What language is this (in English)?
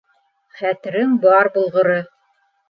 Bashkir